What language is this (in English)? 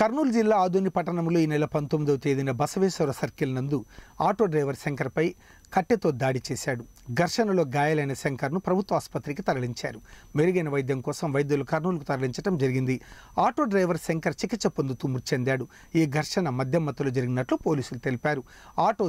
Romanian